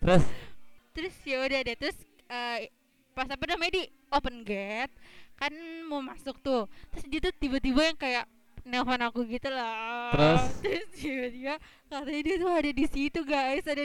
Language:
Indonesian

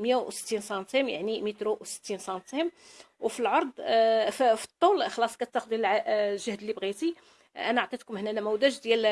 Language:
Arabic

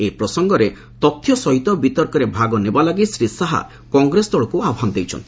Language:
Odia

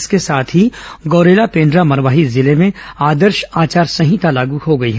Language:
Hindi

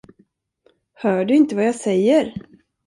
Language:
Swedish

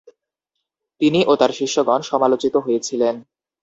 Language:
Bangla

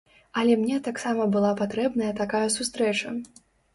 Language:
Belarusian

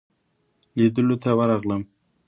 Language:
Pashto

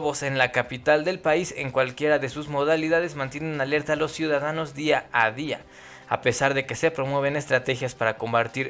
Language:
Spanish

